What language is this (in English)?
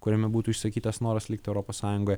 Lithuanian